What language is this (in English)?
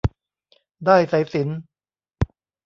Thai